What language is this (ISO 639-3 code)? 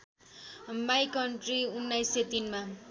nep